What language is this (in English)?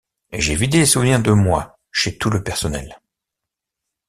French